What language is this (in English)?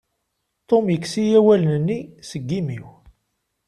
Kabyle